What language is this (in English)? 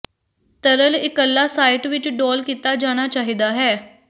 Punjabi